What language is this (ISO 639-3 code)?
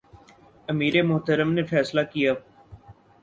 urd